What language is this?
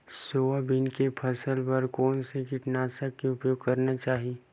Chhattisgarhi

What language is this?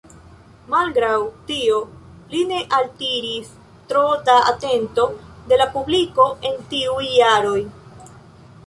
Esperanto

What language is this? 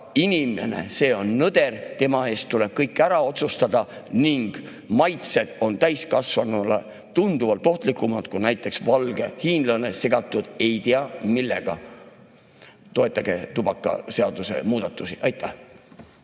Estonian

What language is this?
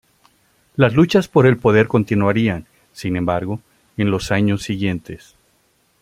Spanish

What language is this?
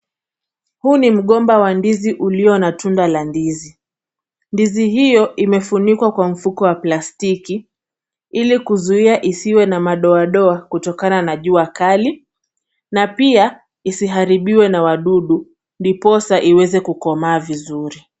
Swahili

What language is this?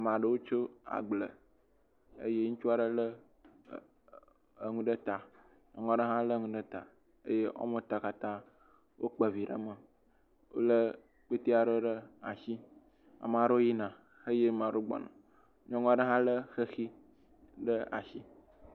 Ewe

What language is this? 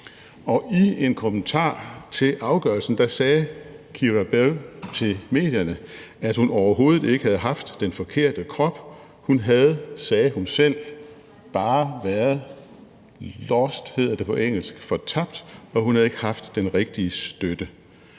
Danish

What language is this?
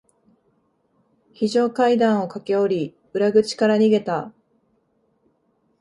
Japanese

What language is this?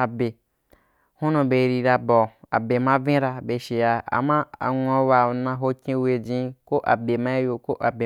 Wapan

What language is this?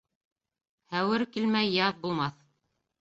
Bashkir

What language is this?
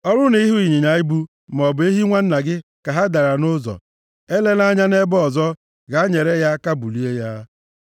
Igbo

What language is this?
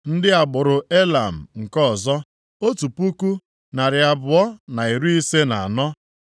Igbo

